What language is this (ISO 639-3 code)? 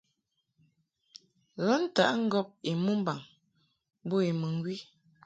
mhk